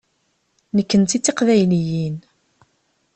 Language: Kabyle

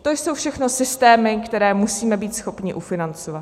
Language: Czech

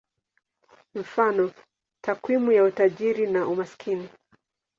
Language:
Swahili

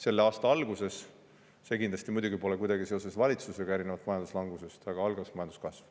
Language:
Estonian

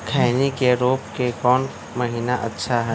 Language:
Magahi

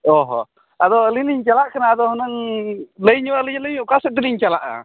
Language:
Santali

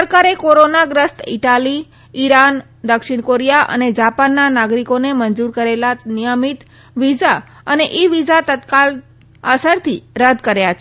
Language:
Gujarati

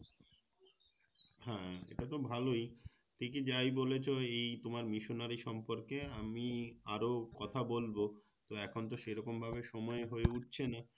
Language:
Bangla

